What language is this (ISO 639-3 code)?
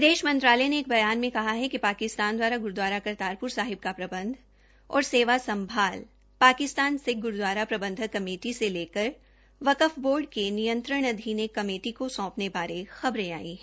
hin